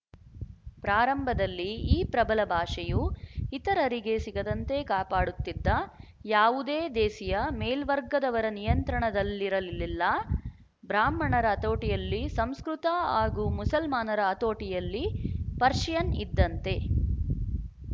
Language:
Kannada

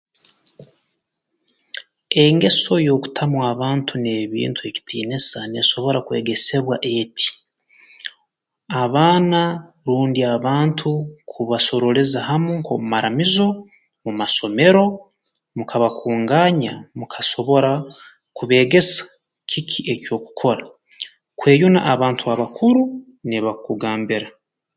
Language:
Tooro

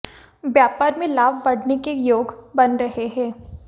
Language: Hindi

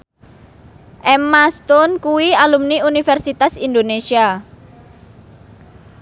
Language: Javanese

